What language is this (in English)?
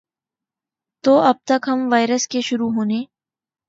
Urdu